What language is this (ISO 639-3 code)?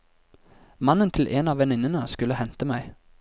nor